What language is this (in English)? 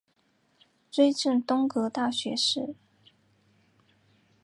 Chinese